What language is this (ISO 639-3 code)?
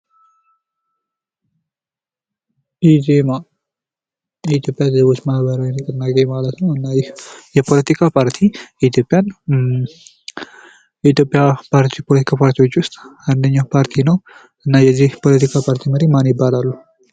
amh